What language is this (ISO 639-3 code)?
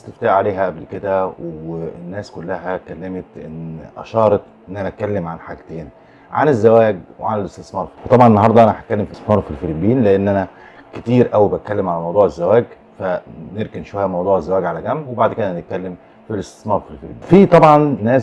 ara